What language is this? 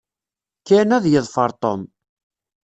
Kabyle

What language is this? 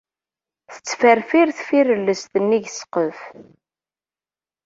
Kabyle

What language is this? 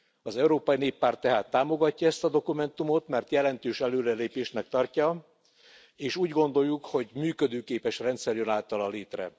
Hungarian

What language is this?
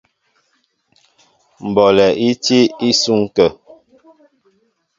Mbo (Cameroon)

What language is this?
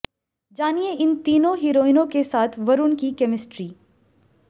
Hindi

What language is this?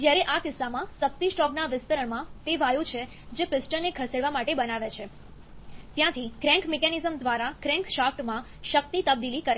Gujarati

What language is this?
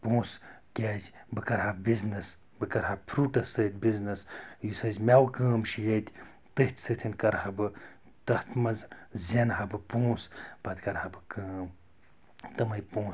Kashmiri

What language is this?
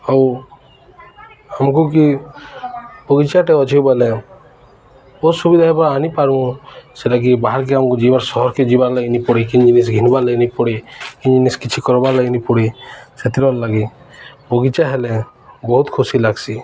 Odia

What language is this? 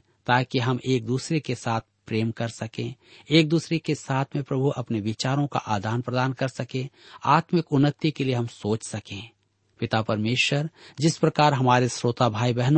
Hindi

